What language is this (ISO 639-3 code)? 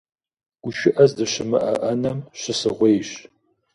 kbd